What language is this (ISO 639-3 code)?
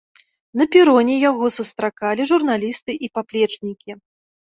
bel